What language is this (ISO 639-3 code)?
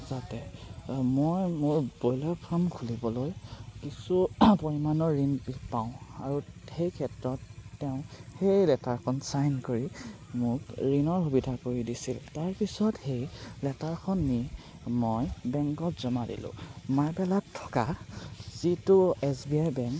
asm